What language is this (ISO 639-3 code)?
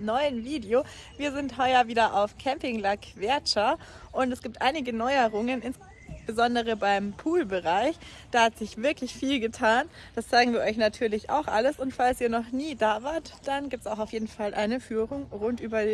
deu